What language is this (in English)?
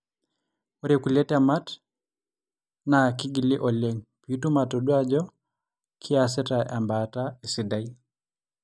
Masai